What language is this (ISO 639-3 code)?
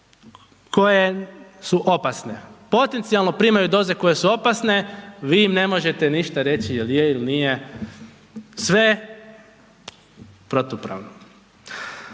hrv